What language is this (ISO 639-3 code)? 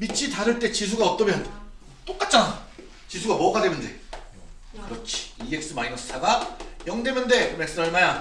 kor